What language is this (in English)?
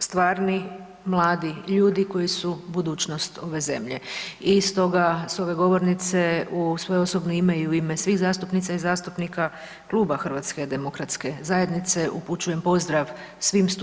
Croatian